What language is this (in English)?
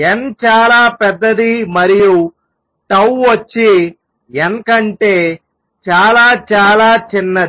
Telugu